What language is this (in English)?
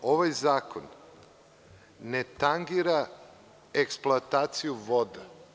Serbian